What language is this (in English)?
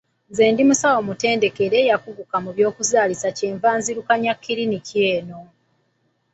Ganda